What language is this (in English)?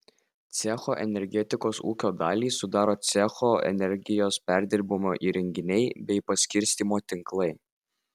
Lithuanian